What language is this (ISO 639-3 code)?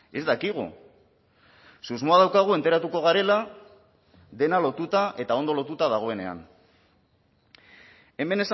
eus